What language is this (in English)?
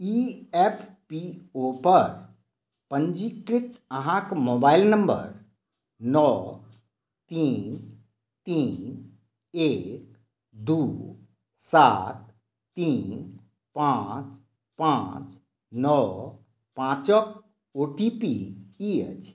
Maithili